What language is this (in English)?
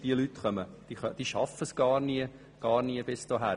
Swiss German